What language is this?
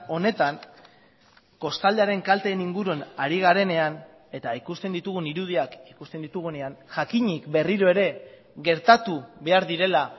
Basque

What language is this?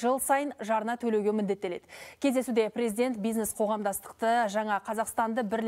Turkish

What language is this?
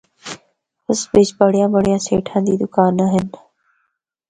Northern Hindko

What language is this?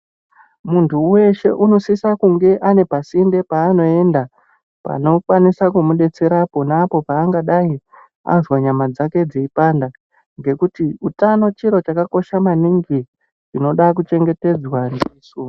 Ndau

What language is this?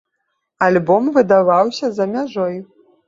Belarusian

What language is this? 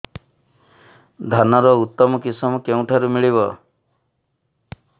Odia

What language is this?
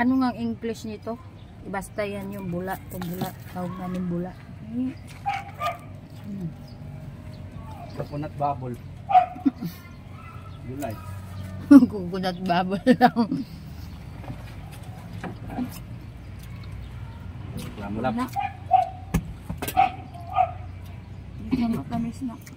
Filipino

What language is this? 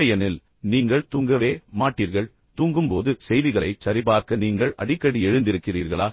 Tamil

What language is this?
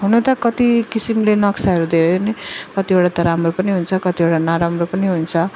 Nepali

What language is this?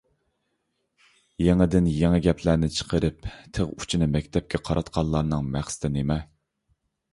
Uyghur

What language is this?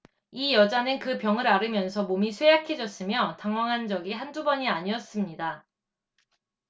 Korean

